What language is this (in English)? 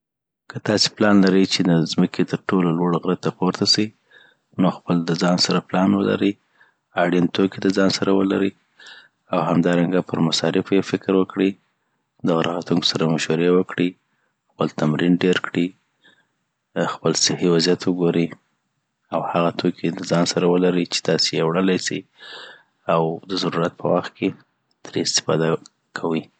Southern Pashto